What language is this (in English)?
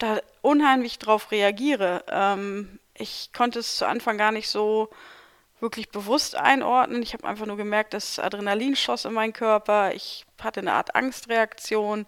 German